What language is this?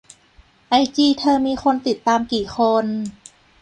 Thai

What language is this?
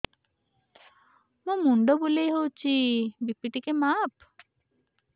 Odia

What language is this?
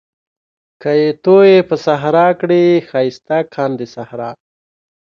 Pashto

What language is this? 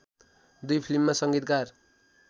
Nepali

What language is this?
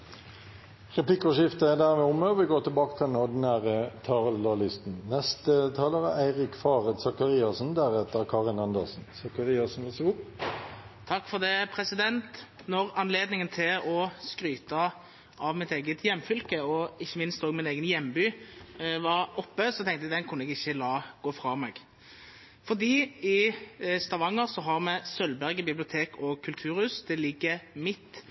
Norwegian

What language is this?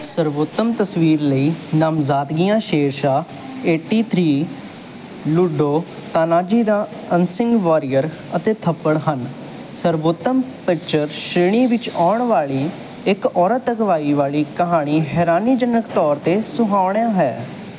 Punjabi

